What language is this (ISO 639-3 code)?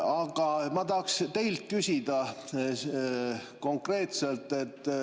est